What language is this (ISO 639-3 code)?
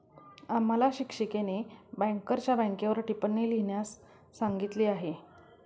mar